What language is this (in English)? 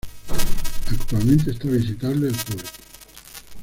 Spanish